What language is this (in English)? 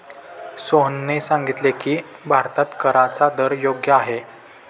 Marathi